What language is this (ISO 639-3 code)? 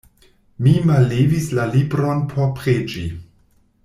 epo